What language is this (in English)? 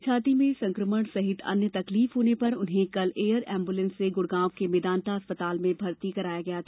Hindi